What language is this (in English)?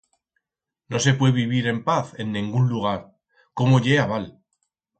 Aragonese